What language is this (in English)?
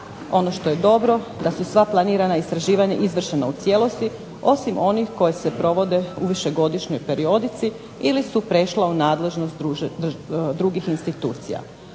Croatian